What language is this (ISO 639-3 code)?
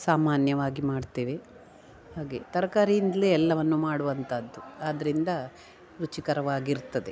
kan